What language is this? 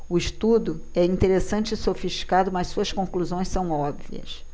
Portuguese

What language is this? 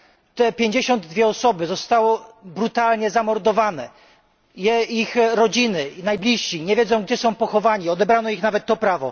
Polish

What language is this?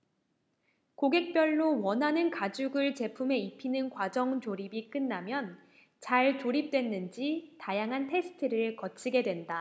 Korean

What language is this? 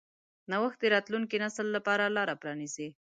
Pashto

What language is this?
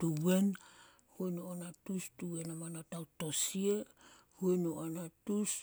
Solos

